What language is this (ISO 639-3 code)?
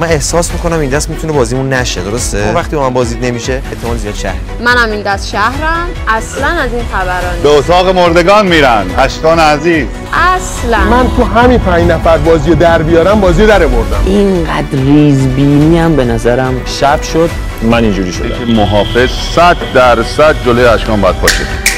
fas